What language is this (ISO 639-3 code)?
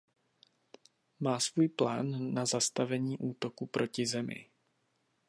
ces